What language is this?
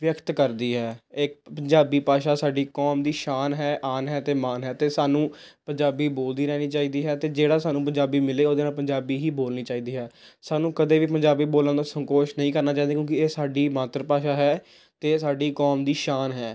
Punjabi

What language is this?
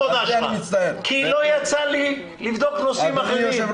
Hebrew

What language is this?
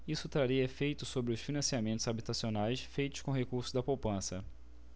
Portuguese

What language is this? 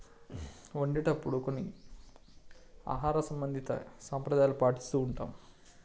Telugu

